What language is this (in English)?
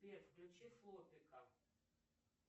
Russian